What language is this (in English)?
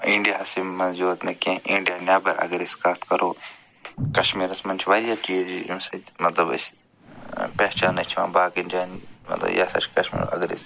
Kashmiri